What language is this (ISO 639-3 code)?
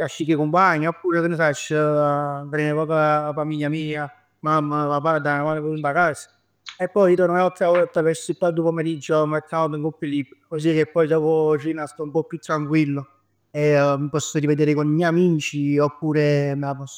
nap